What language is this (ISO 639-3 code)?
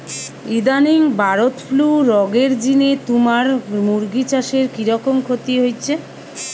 ben